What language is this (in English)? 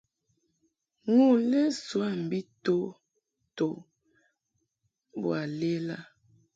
Mungaka